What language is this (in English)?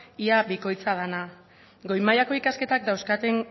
Basque